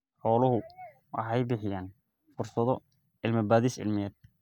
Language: Somali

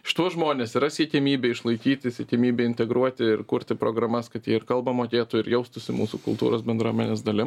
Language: Lithuanian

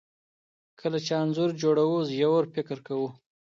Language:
Pashto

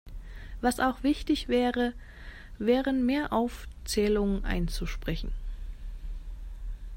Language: German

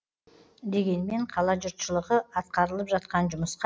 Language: Kazakh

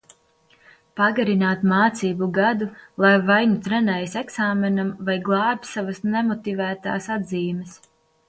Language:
Latvian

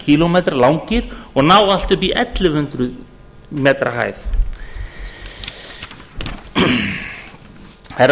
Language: Icelandic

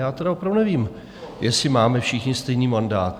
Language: Czech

